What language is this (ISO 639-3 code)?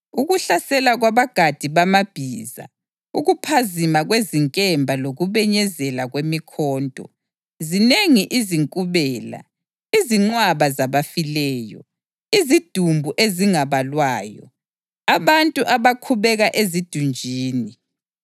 nde